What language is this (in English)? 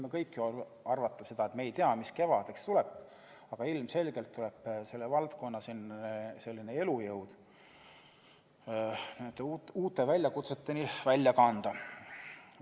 Estonian